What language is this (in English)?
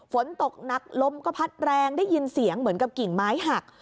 Thai